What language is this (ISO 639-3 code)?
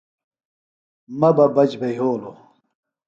phl